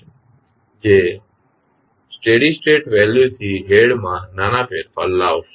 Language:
Gujarati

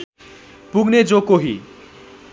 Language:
Nepali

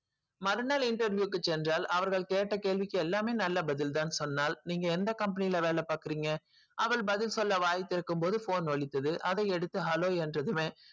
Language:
Tamil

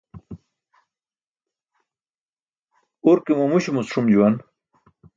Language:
Burushaski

